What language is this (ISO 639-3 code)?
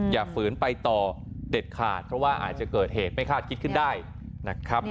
tha